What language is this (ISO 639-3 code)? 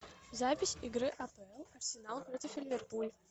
rus